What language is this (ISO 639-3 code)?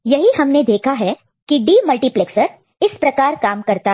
hin